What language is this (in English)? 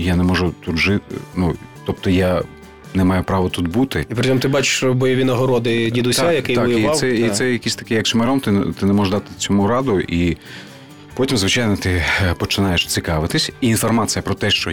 Ukrainian